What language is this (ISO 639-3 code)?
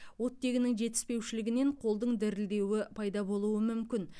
kaz